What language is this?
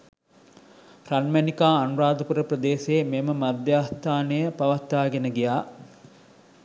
Sinhala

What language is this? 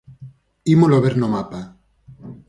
Galician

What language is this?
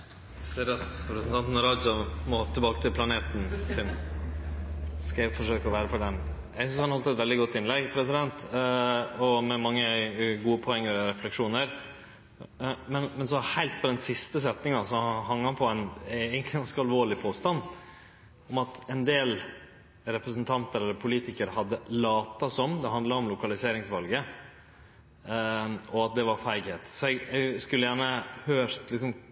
Norwegian Nynorsk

